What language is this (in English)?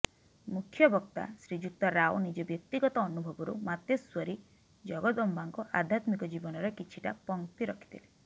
Odia